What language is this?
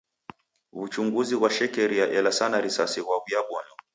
Taita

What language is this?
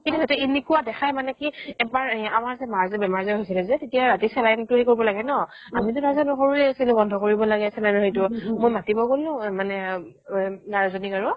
Assamese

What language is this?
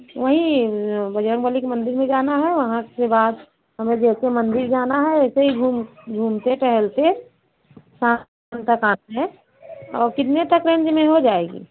Hindi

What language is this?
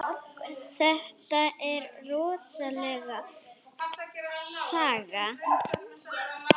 Icelandic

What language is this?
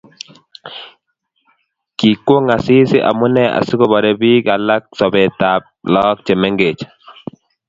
Kalenjin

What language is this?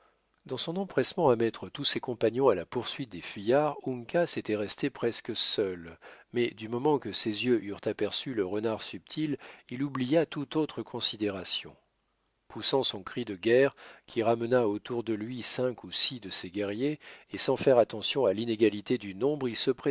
French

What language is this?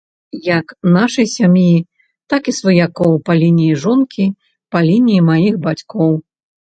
Belarusian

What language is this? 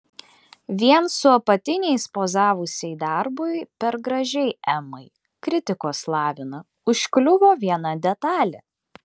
Lithuanian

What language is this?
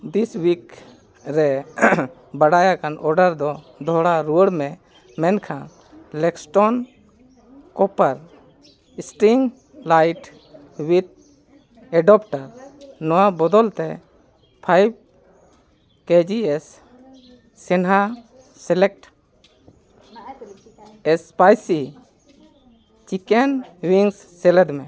Santali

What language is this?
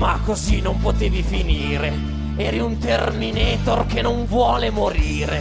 Italian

